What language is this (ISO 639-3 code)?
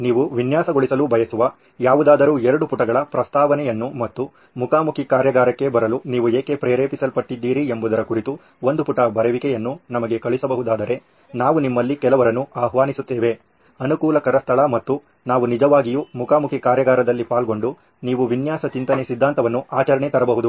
kan